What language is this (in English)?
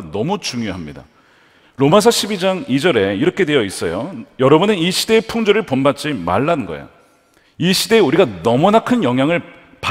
Korean